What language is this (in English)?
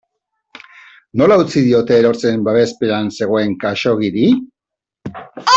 Basque